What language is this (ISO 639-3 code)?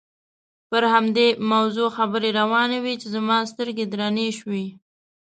pus